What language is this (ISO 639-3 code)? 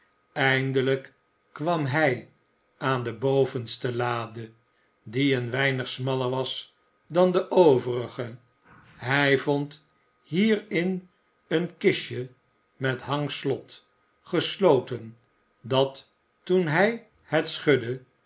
nld